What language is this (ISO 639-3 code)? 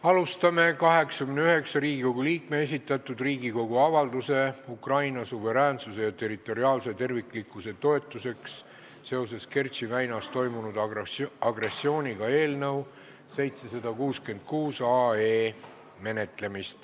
est